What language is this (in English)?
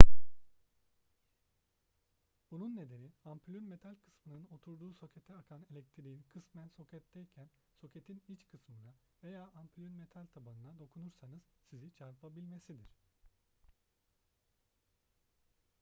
Turkish